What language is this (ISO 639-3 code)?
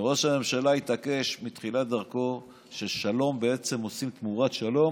heb